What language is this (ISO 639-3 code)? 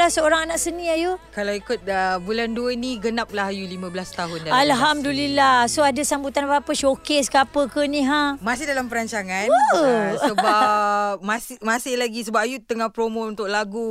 msa